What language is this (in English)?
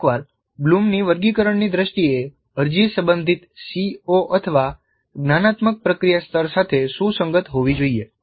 Gujarati